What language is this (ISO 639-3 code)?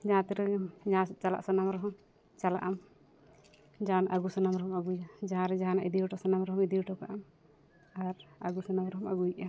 sat